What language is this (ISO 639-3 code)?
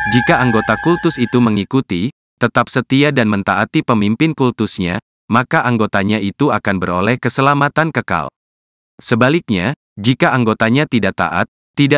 ind